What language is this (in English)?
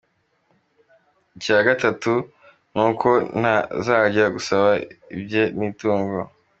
Kinyarwanda